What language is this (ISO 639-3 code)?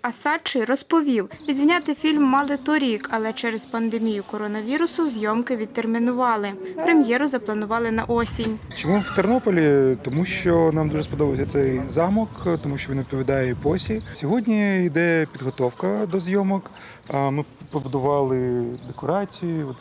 ukr